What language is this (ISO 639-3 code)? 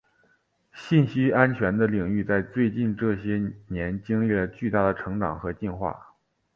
zho